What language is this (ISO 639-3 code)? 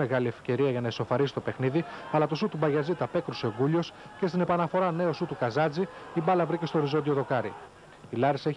ell